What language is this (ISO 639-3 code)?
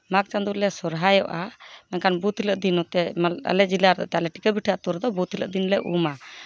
sat